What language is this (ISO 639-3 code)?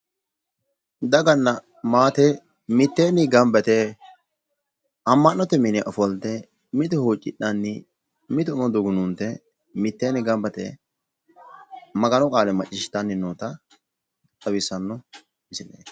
sid